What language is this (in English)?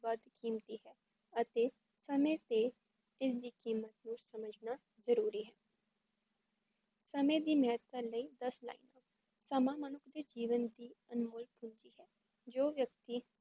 Punjabi